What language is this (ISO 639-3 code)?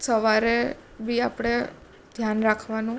guj